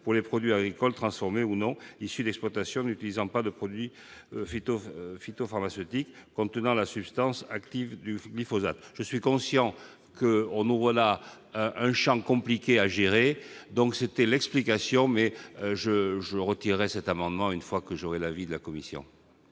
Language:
French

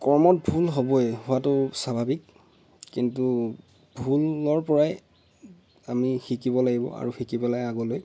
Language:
Assamese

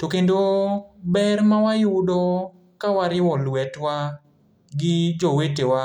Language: Luo (Kenya and Tanzania)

